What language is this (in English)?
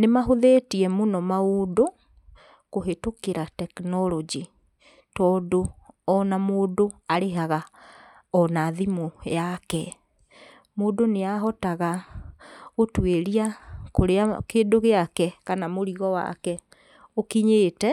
Kikuyu